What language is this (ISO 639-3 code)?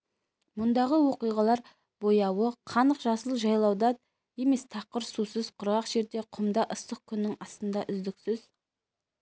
kaz